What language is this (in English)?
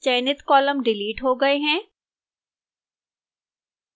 Hindi